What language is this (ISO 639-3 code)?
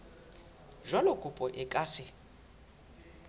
sot